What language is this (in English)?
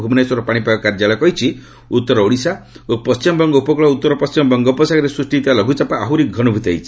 Odia